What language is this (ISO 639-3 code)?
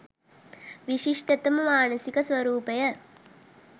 sin